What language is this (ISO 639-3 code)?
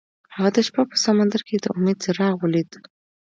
pus